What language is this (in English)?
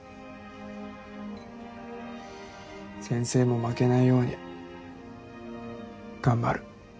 Japanese